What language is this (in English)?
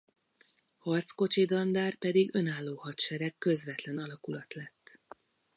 Hungarian